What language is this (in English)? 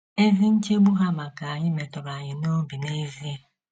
Igbo